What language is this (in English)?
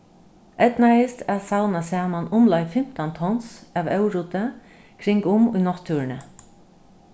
Faroese